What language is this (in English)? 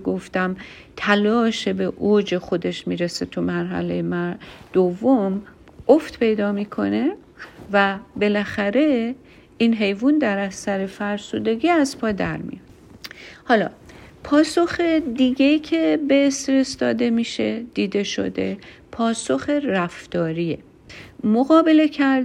Persian